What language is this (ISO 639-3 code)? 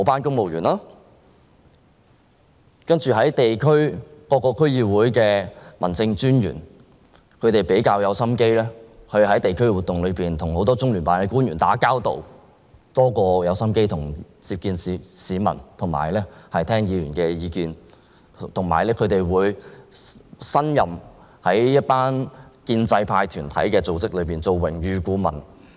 yue